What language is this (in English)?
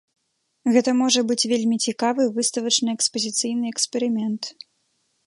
Belarusian